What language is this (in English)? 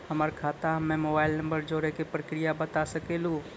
Maithili